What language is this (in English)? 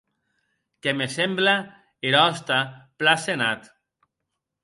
Occitan